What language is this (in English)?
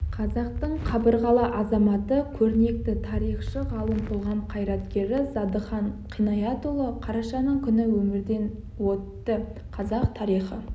Kazakh